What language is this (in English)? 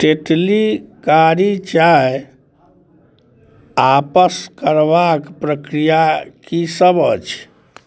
Maithili